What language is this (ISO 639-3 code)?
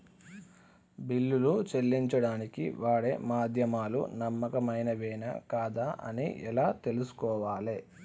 tel